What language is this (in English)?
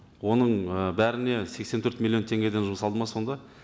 Kazakh